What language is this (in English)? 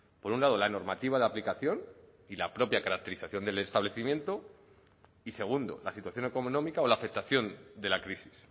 Spanish